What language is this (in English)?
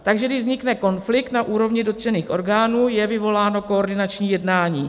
Czech